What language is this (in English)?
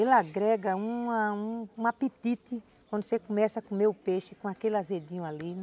Portuguese